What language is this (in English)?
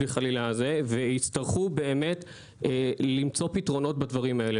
Hebrew